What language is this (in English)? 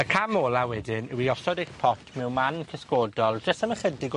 Welsh